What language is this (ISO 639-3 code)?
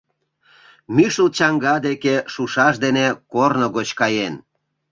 chm